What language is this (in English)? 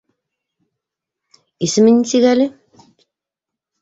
Bashkir